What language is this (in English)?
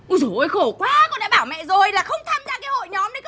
Vietnamese